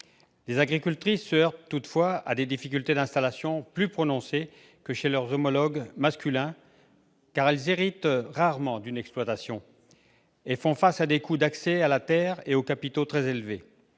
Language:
French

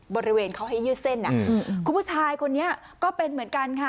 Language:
Thai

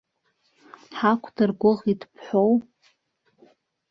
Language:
Abkhazian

